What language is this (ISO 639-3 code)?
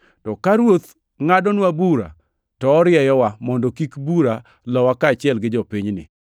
luo